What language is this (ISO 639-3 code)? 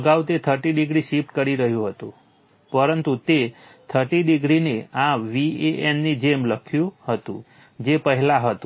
guj